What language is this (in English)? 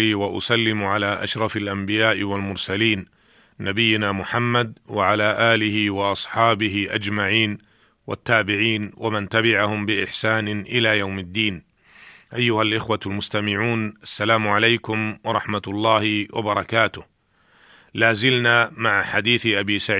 Arabic